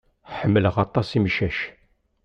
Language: Kabyle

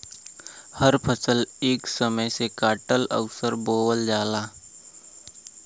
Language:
Bhojpuri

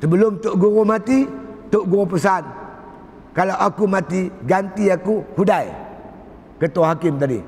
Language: Malay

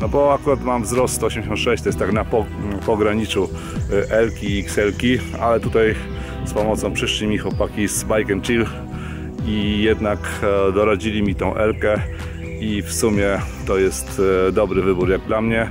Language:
Polish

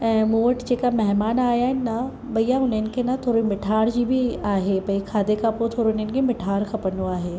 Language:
Sindhi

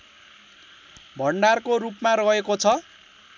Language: Nepali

